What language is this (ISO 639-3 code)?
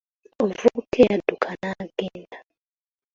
lug